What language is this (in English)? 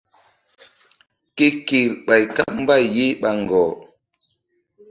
Mbum